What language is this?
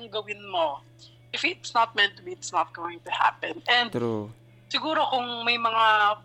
Filipino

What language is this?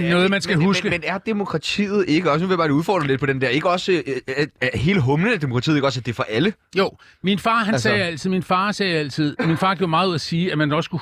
Danish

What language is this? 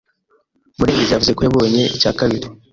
Kinyarwanda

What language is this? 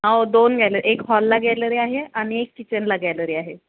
Marathi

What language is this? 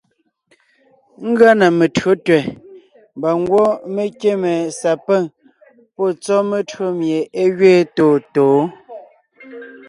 Ngiemboon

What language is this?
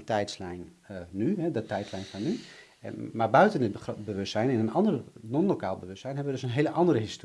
Dutch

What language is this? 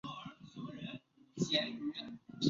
Chinese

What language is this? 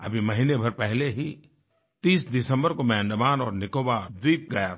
Hindi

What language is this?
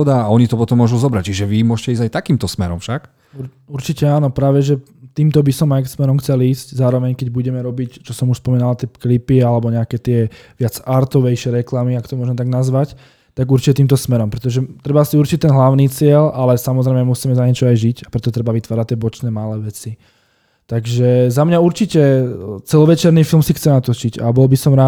Slovak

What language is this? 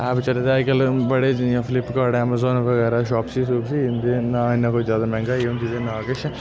Dogri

